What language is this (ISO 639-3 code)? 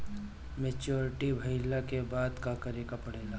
bho